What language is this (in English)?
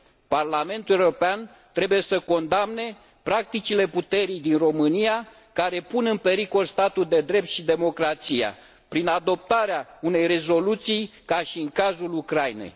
Romanian